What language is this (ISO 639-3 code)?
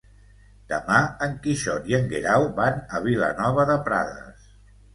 cat